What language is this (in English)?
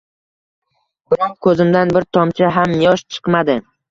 Uzbek